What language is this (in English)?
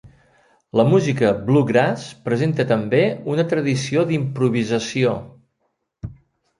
Catalan